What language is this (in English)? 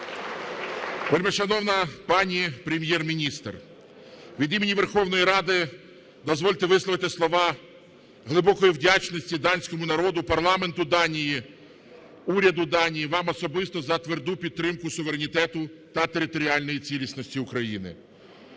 Ukrainian